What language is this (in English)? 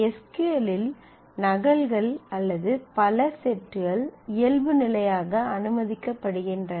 Tamil